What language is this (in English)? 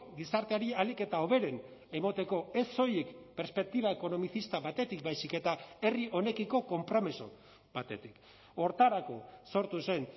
Basque